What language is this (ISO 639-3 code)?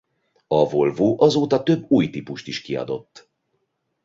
hun